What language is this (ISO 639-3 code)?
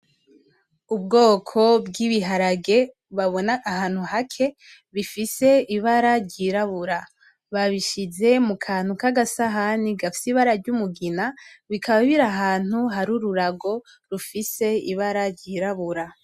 run